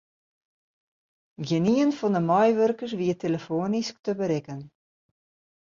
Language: Western Frisian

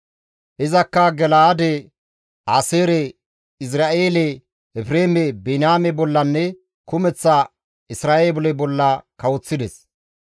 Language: Gamo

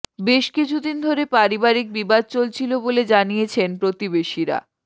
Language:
Bangla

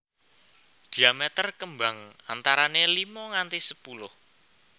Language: Javanese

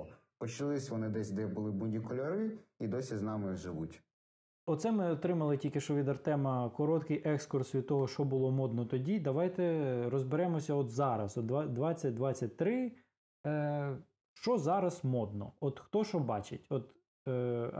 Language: Ukrainian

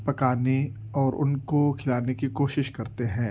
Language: Urdu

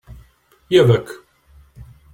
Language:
Hungarian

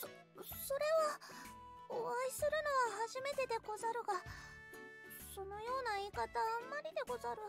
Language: Japanese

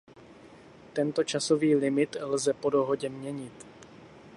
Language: Czech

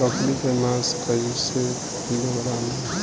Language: Bhojpuri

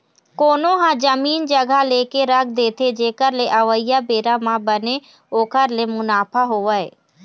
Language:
Chhattisgarhi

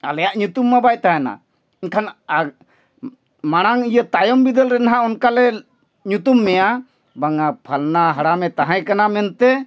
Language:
Santali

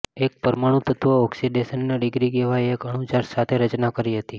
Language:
Gujarati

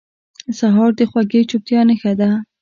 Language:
Pashto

